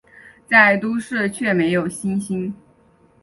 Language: Chinese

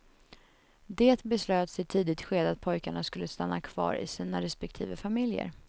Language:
Swedish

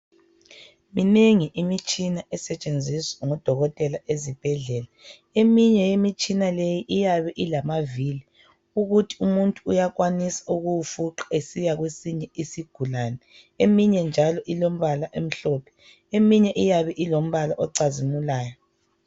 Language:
North Ndebele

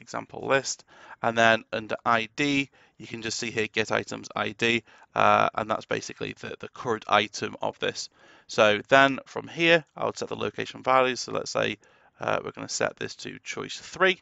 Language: English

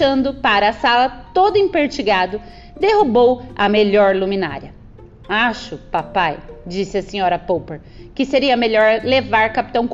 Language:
Portuguese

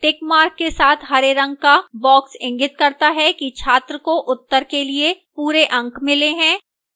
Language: Hindi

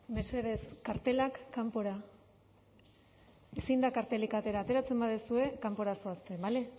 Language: Basque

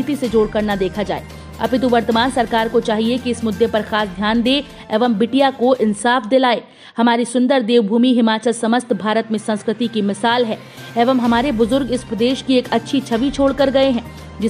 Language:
Hindi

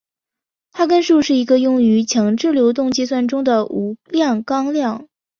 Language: Chinese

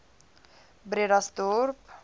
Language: Afrikaans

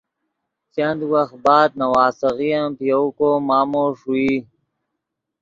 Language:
Yidgha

